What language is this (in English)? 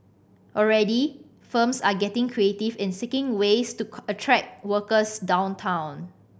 English